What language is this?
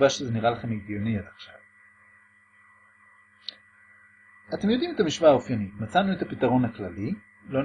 Hebrew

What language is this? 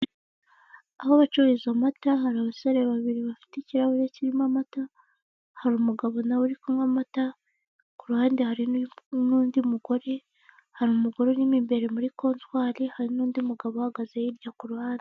Kinyarwanda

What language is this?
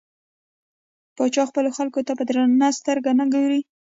Pashto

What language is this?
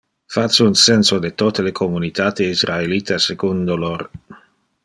Interlingua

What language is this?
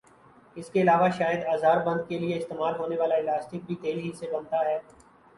Urdu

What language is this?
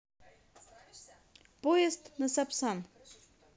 Russian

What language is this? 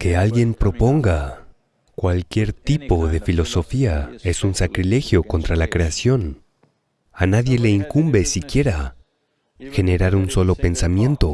Spanish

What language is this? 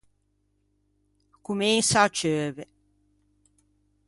Ligurian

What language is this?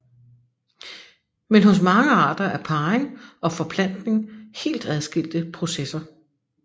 Danish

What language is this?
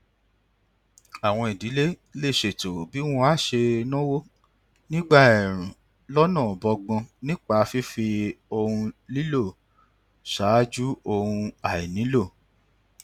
Yoruba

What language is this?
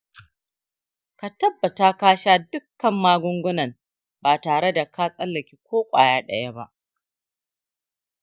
Hausa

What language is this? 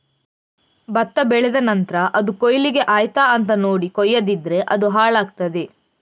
Kannada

